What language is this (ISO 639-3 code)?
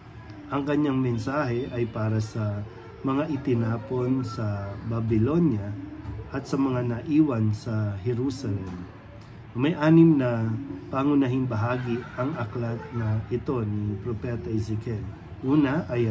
fil